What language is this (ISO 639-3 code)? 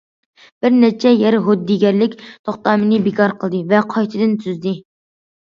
uig